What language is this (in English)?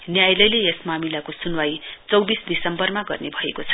Nepali